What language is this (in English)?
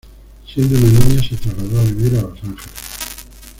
Spanish